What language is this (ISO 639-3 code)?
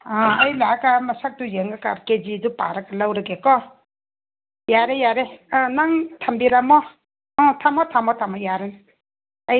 mni